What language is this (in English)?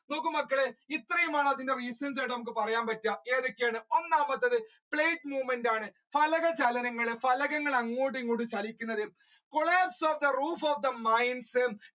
Malayalam